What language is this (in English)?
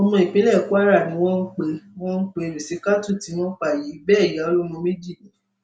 Yoruba